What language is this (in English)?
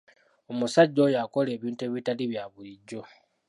Ganda